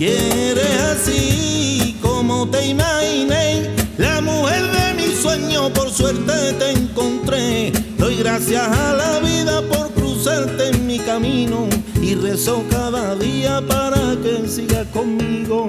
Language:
Romanian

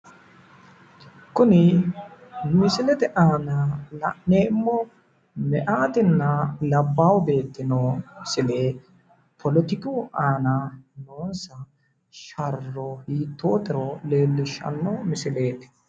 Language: Sidamo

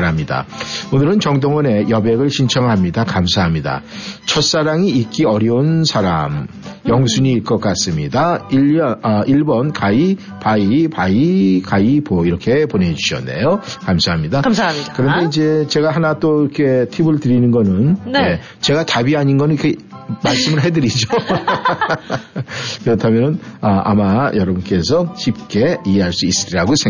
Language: Korean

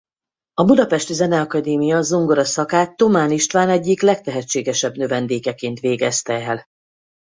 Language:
Hungarian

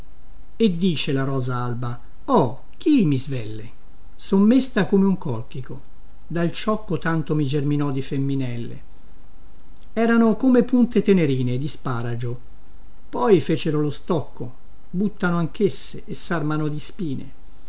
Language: Italian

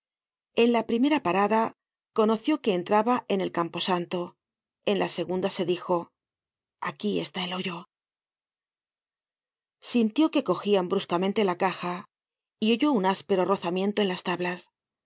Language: Spanish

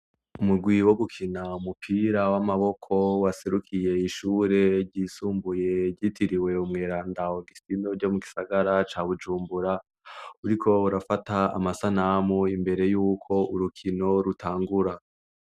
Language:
Rundi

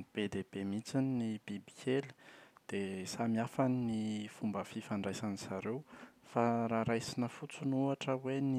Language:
Malagasy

